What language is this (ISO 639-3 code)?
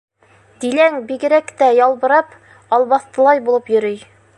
bak